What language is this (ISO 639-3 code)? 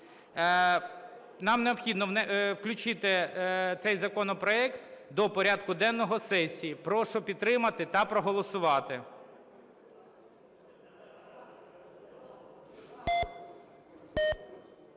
ukr